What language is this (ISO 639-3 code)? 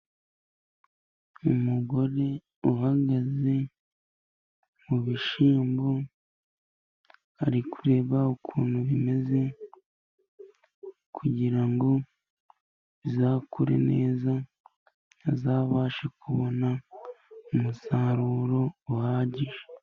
kin